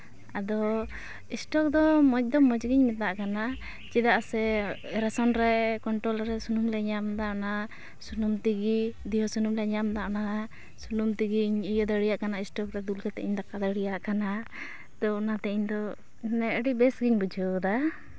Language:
Santali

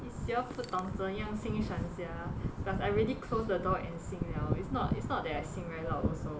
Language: English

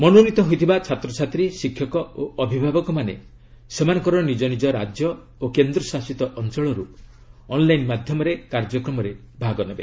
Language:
Odia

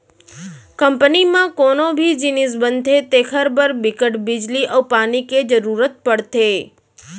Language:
Chhattisgarhi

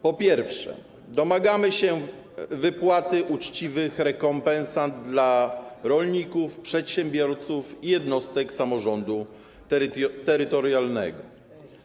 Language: Polish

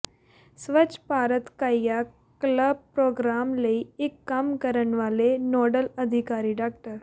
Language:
Punjabi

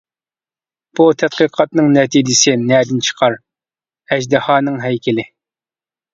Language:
Uyghur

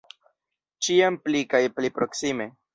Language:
Esperanto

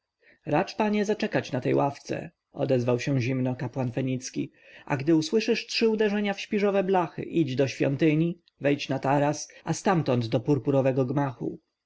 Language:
Polish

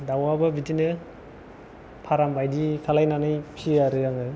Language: Bodo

